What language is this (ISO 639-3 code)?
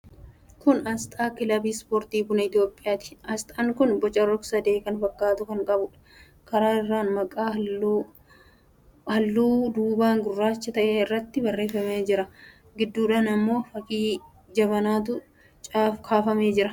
orm